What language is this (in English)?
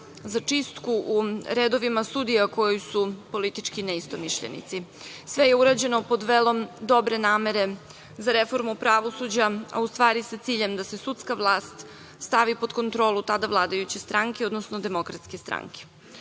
Serbian